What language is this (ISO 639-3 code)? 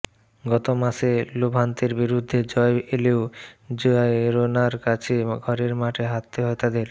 ben